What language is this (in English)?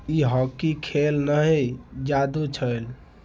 Maithili